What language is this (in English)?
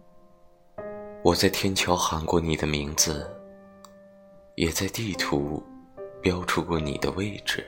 Chinese